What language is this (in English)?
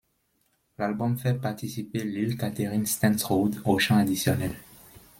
French